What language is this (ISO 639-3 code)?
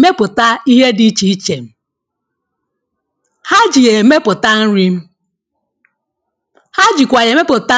ibo